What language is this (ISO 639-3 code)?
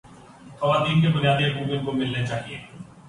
urd